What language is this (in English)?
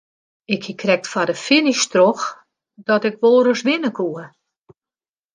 Western Frisian